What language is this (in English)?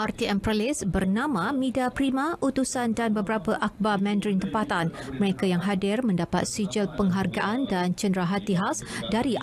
Malay